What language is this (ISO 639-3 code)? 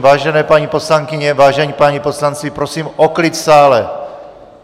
ces